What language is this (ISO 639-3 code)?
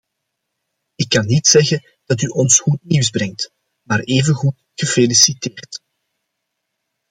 nld